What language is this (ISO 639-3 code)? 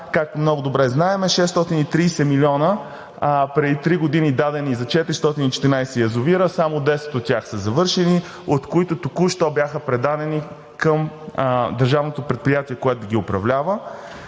bul